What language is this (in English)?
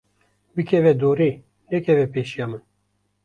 Kurdish